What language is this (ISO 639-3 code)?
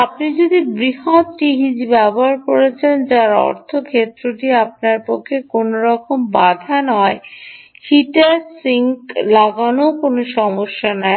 ben